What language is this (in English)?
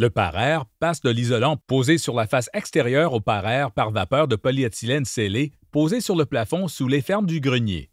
French